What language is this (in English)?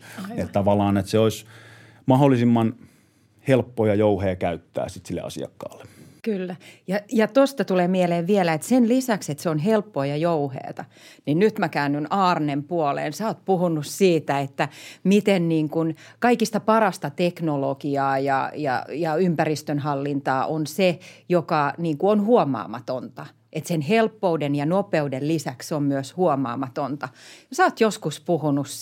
Finnish